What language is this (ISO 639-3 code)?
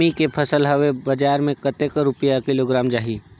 hne